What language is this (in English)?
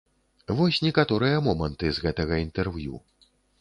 Belarusian